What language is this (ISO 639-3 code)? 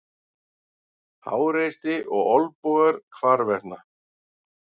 isl